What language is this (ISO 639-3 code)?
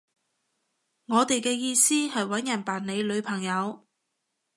yue